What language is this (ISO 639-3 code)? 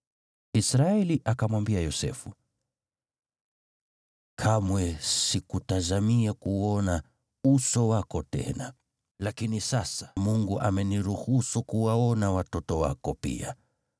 swa